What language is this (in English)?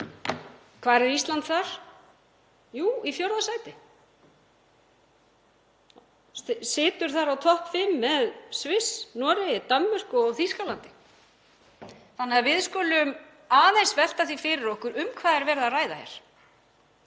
Icelandic